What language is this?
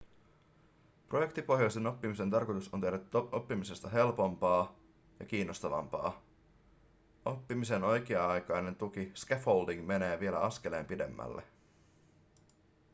Finnish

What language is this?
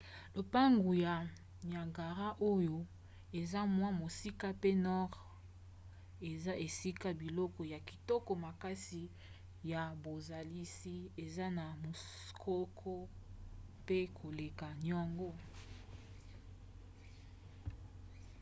Lingala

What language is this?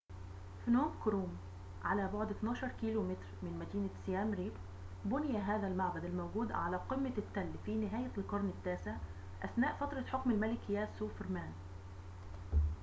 Arabic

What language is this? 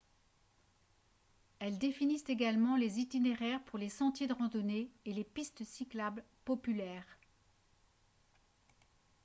French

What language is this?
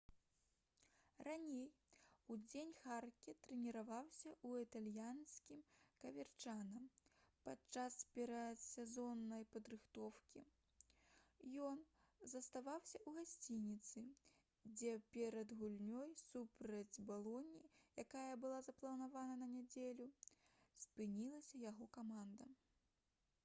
Belarusian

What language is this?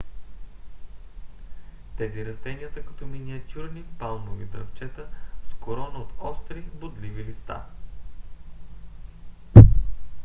Bulgarian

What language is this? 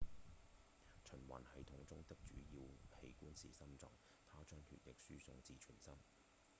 Cantonese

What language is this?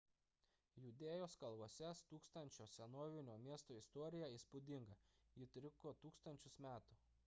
Lithuanian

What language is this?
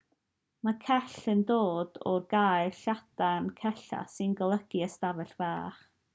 Welsh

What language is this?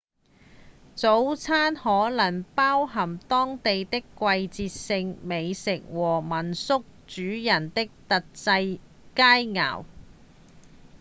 Cantonese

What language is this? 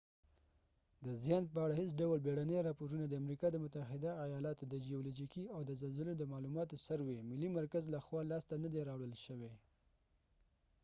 Pashto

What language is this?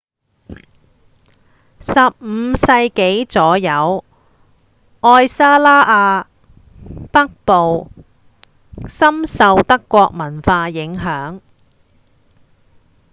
Cantonese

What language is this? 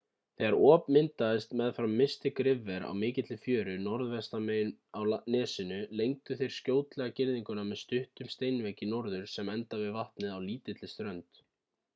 Icelandic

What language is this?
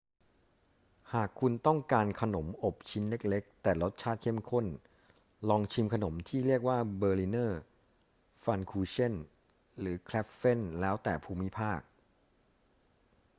Thai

